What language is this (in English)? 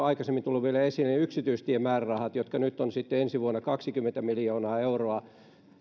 Finnish